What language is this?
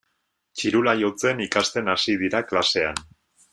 Basque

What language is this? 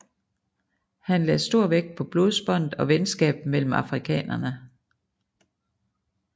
Danish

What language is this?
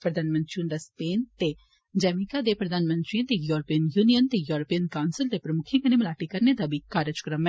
Dogri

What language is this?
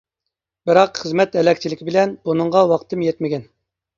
Uyghur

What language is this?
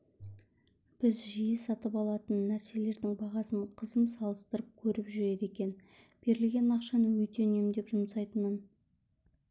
Kazakh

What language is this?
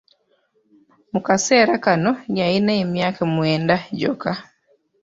Ganda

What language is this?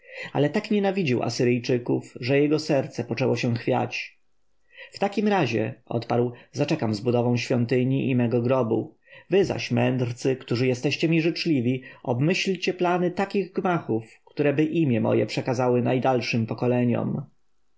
Polish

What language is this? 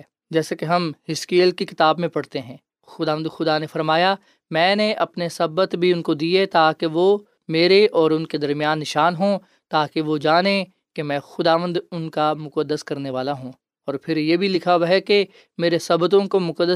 Urdu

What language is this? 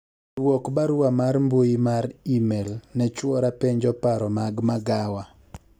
Luo (Kenya and Tanzania)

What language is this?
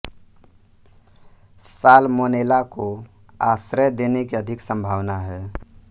Hindi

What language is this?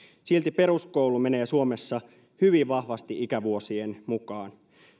Finnish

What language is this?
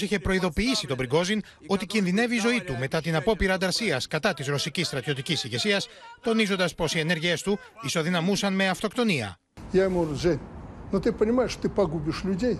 Greek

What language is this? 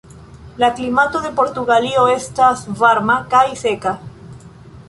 Esperanto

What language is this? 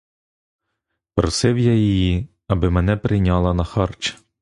Ukrainian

